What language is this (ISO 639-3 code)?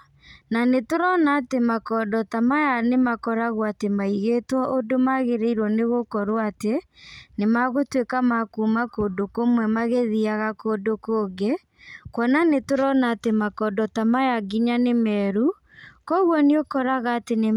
kik